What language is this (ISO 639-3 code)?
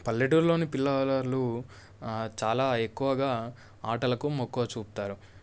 tel